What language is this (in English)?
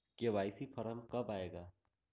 Magahi